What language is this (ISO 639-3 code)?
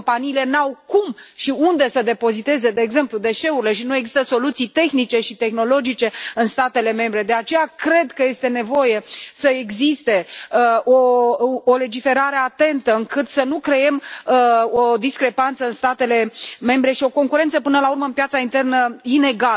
ron